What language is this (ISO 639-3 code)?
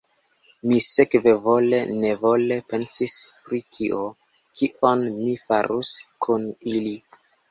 epo